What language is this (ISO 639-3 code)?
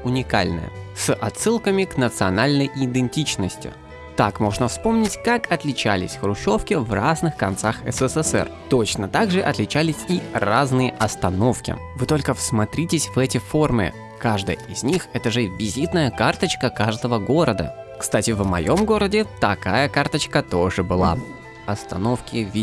rus